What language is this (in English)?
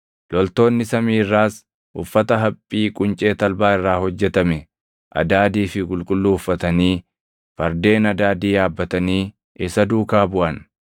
Oromo